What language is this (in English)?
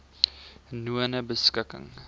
Afrikaans